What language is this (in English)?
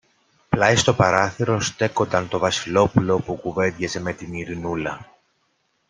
Greek